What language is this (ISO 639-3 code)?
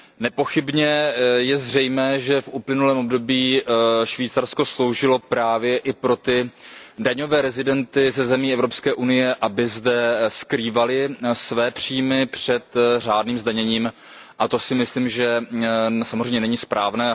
ces